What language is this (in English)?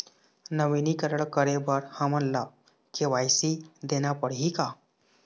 Chhattisgarhi